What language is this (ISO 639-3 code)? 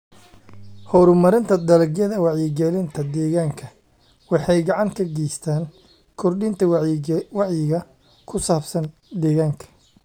som